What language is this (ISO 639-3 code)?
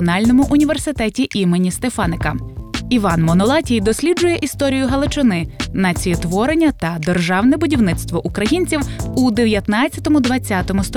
ukr